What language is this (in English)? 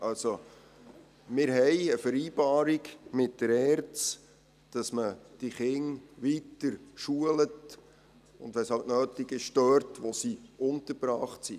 Swiss German